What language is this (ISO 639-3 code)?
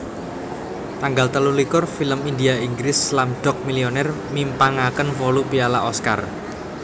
jav